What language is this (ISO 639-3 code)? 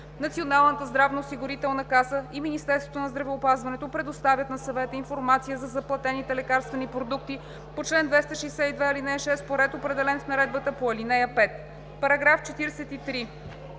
bul